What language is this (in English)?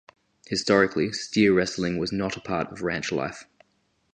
English